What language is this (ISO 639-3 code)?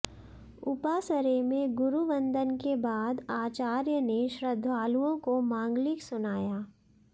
hin